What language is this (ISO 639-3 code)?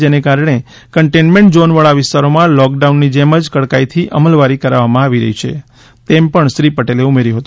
guj